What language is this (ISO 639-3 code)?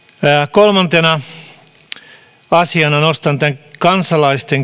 fin